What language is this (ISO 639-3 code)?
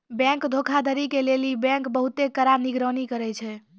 mai